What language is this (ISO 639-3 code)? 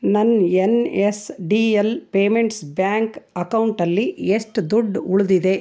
kan